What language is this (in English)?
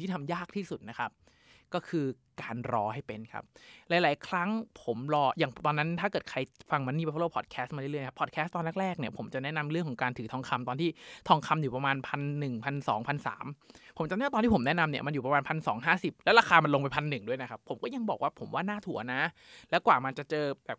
Thai